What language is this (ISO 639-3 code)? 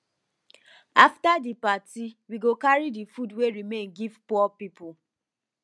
pcm